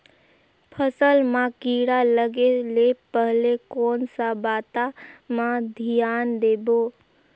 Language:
Chhattisgarhi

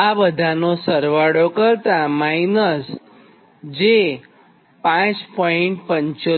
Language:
Gujarati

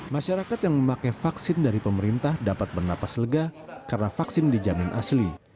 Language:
Indonesian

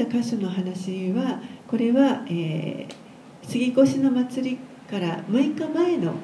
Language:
Japanese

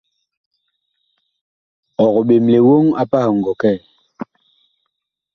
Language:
Bakoko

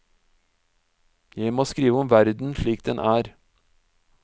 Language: Norwegian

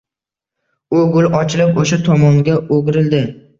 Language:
Uzbek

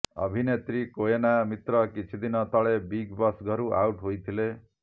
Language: Odia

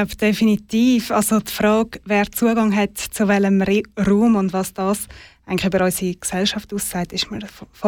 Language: German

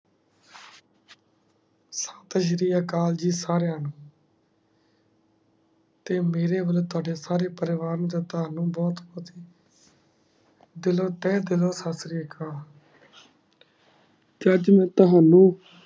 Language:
Punjabi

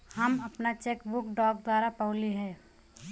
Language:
Bhojpuri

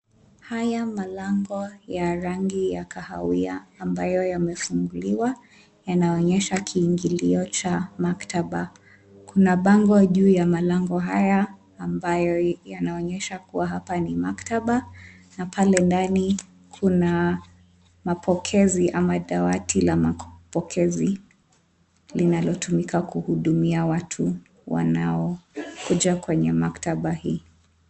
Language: Swahili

